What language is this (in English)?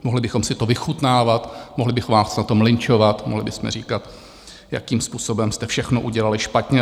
Czech